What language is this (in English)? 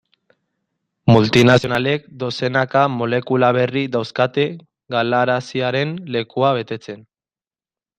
Basque